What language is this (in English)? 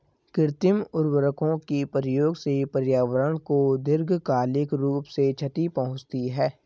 Hindi